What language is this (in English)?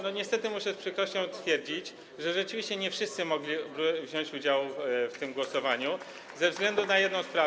Polish